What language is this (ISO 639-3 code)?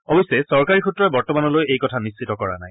asm